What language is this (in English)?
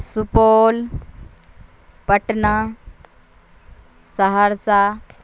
Urdu